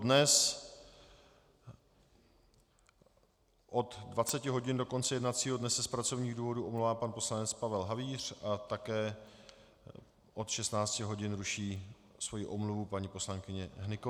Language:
Czech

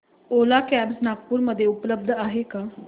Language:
Marathi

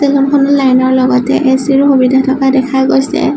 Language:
Assamese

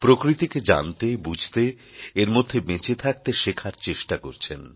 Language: Bangla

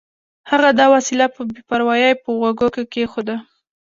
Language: Pashto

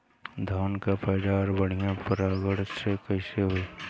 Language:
Bhojpuri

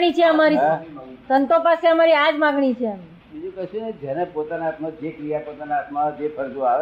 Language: Gujarati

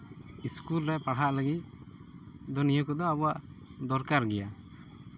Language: Santali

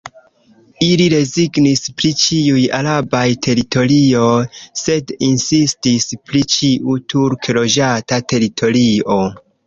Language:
Esperanto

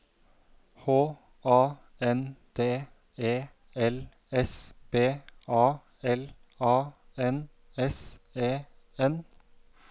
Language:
Norwegian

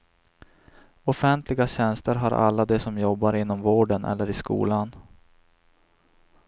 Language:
Swedish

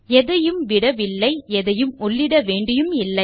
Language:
Tamil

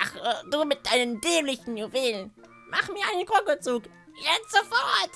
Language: German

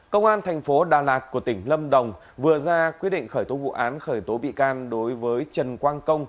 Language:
Vietnamese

